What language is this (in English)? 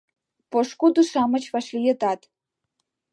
Mari